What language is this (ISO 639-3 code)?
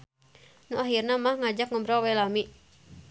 sun